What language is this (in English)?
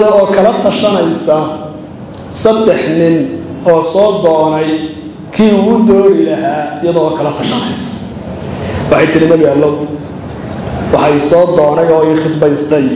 Arabic